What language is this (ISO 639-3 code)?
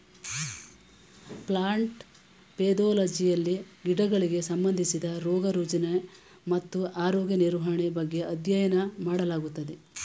kan